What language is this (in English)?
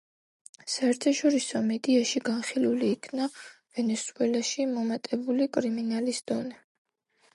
Georgian